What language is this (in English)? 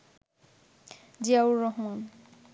Bangla